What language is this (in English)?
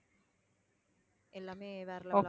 Tamil